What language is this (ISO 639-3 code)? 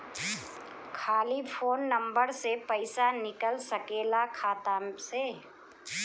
bho